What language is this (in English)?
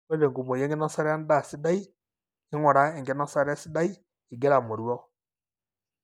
Masai